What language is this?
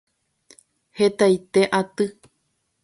Guarani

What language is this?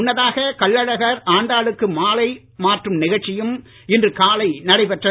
Tamil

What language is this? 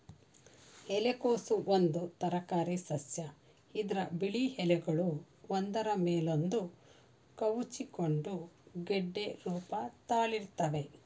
Kannada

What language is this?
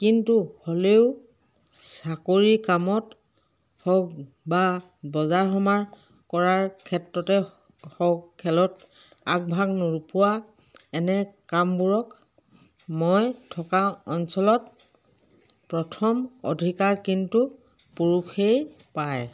Assamese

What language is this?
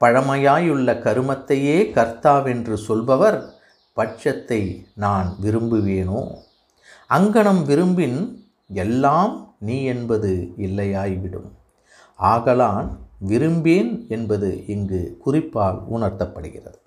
Tamil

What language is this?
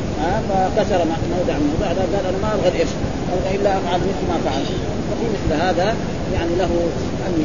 Arabic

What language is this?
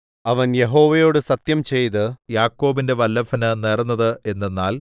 Malayalam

